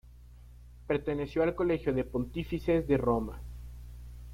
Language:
Spanish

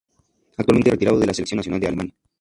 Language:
Spanish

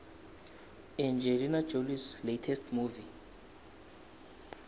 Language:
South Ndebele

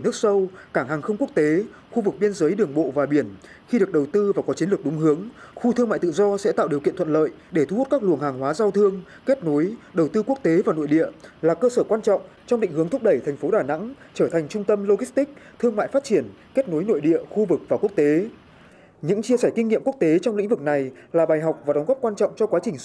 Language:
Vietnamese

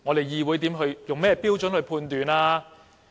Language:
Cantonese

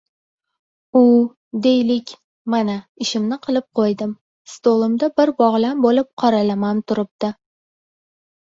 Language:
Uzbek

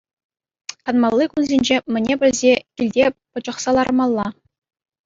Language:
Chuvash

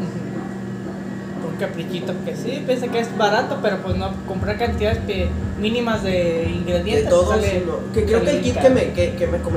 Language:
Spanish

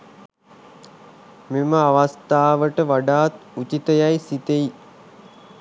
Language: Sinhala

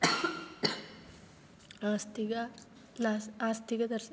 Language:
Sanskrit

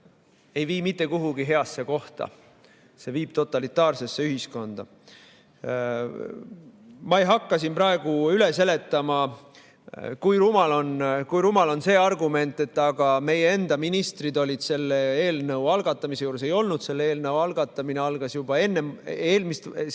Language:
Estonian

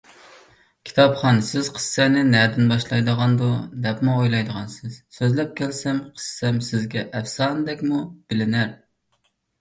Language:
Uyghur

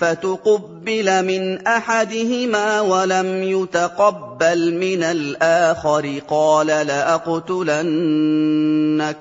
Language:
Arabic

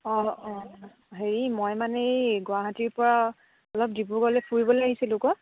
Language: Assamese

